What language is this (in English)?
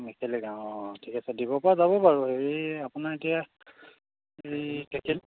Assamese